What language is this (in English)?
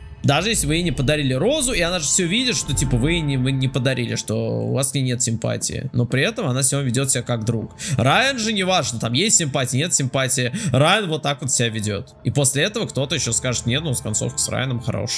Russian